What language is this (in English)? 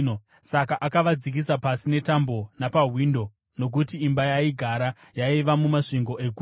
Shona